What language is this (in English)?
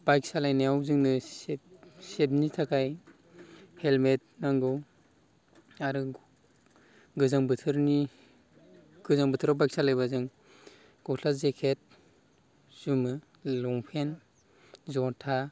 Bodo